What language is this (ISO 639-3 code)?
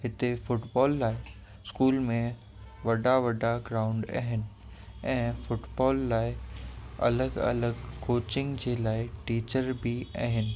snd